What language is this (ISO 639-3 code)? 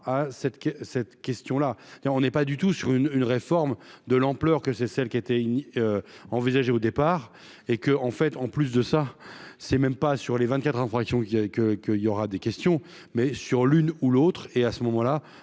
fra